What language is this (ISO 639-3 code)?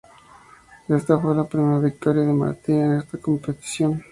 spa